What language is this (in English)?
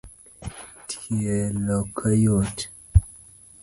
Luo (Kenya and Tanzania)